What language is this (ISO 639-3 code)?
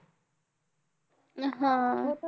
mar